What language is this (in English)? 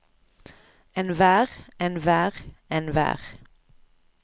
Norwegian